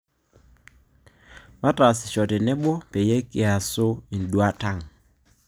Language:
Masai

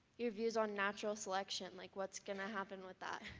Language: English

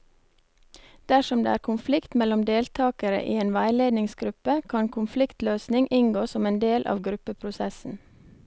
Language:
Norwegian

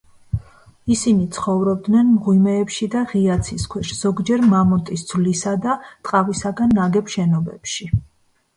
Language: Georgian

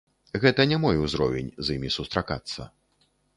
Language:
Belarusian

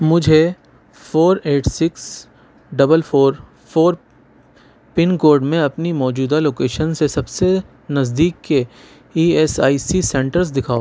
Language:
Urdu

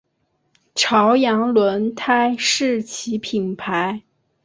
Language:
Chinese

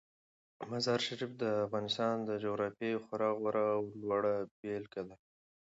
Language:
Pashto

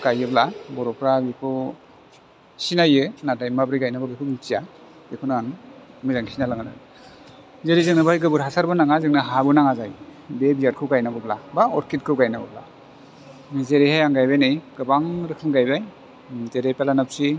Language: Bodo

